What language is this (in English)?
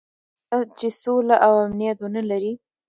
Pashto